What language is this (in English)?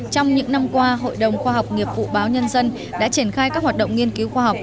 Vietnamese